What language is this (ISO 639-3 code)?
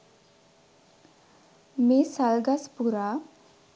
sin